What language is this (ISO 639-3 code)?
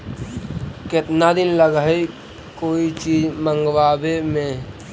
mag